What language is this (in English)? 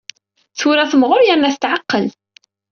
Kabyle